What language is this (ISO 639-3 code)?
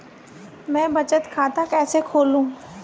hin